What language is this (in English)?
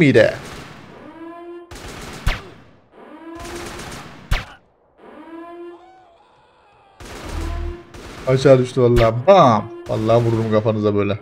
Turkish